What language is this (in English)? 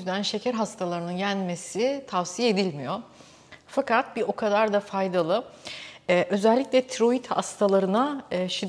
Turkish